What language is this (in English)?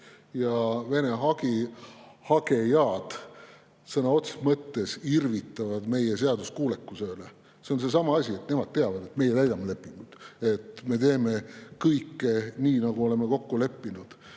Estonian